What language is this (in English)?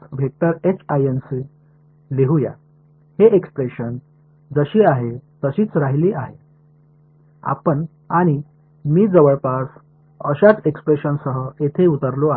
Marathi